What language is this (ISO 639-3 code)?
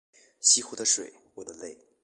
zho